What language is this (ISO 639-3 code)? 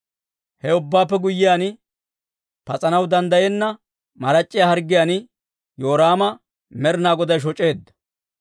dwr